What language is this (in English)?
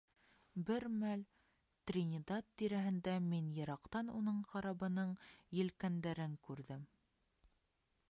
Bashkir